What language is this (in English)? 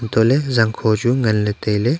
Wancho Naga